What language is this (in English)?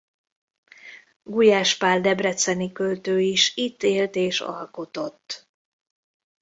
Hungarian